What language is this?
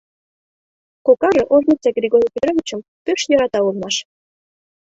Mari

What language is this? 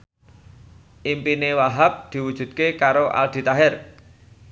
Javanese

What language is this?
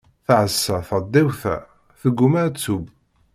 Kabyle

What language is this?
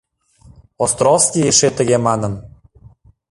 Mari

